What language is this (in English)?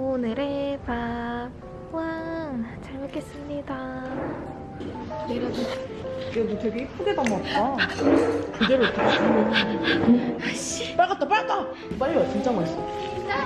Korean